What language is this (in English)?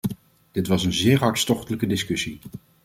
Dutch